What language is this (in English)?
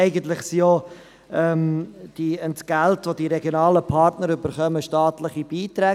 Swiss German